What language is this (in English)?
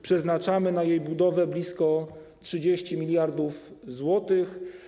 Polish